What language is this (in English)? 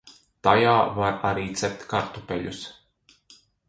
Latvian